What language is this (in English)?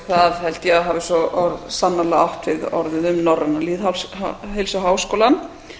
Icelandic